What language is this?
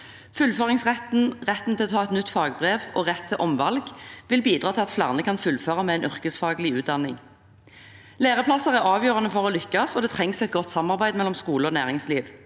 Norwegian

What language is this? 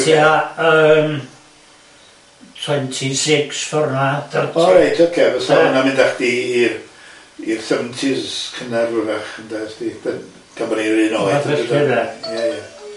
Welsh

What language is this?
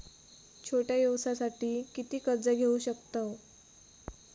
Marathi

